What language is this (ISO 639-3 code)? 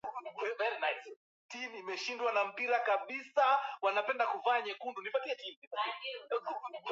swa